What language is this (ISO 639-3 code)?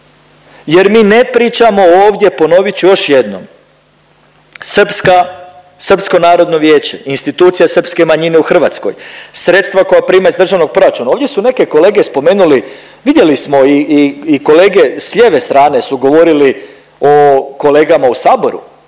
hrv